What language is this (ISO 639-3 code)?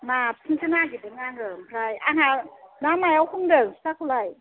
brx